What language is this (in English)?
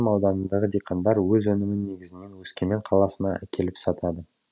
Kazakh